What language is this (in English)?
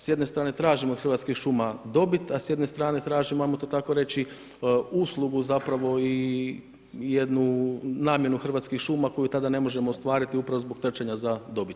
Croatian